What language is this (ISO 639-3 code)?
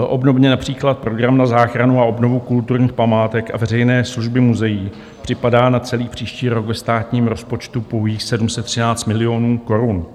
ces